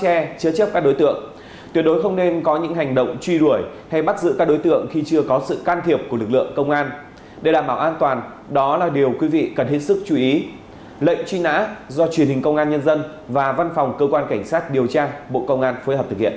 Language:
Vietnamese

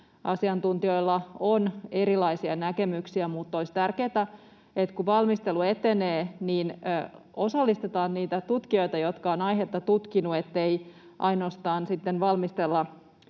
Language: Finnish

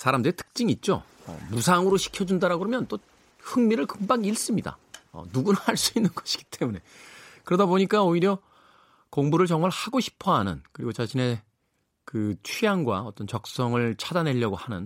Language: Korean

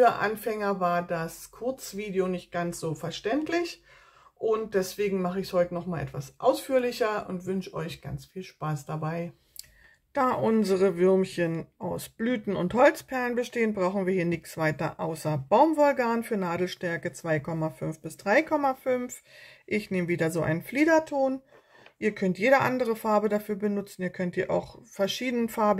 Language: German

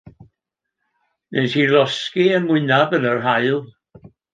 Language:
Welsh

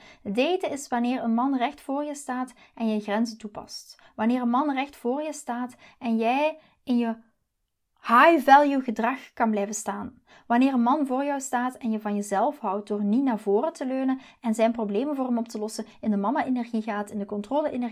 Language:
Dutch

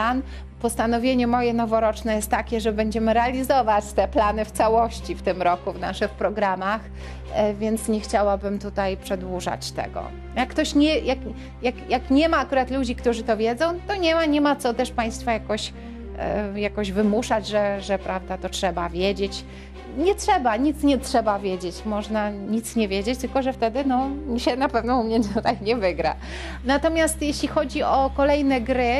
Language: Polish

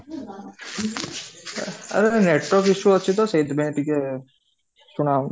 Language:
Odia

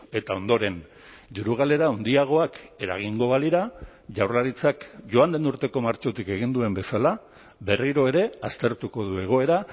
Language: Basque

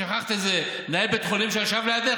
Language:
Hebrew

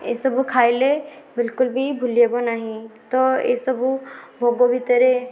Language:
Odia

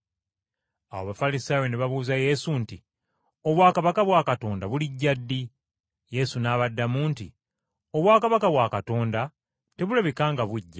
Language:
Ganda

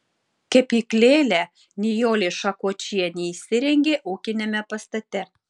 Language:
Lithuanian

